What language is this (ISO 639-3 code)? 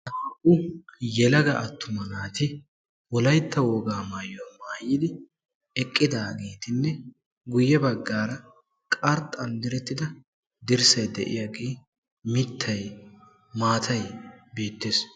wal